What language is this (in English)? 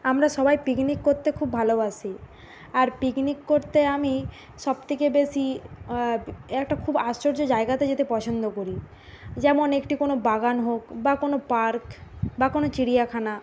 Bangla